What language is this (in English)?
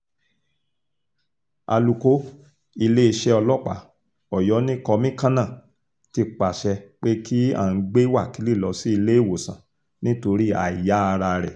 Yoruba